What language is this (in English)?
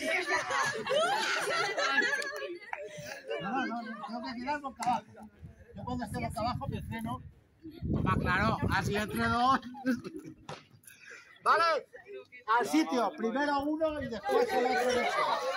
Spanish